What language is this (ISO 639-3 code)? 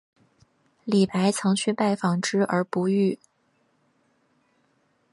zho